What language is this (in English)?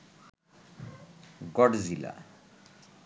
Bangla